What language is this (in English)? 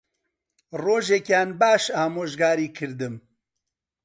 Central Kurdish